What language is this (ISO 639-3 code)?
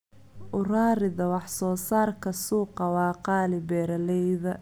som